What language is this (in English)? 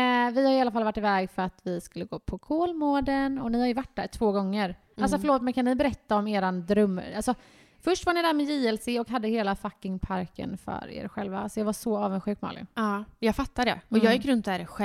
Swedish